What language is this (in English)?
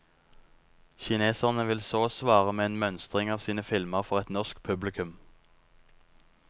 Norwegian